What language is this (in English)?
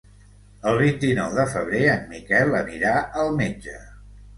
Catalan